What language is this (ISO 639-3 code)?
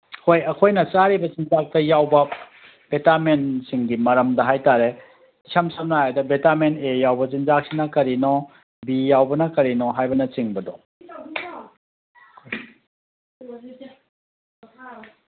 mni